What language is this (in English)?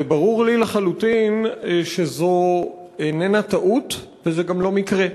Hebrew